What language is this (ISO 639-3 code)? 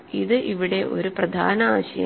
mal